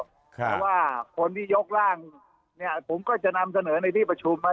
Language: Thai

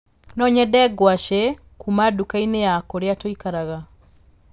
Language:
Kikuyu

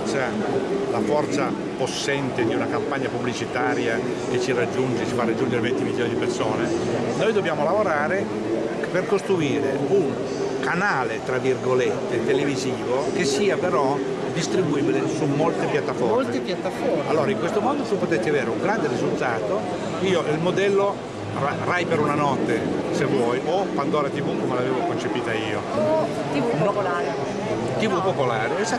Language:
Italian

